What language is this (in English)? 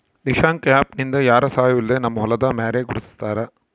Kannada